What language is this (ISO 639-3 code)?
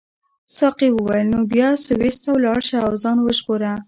pus